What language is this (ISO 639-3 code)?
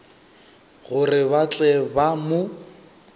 nso